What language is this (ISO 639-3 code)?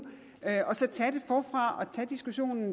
dan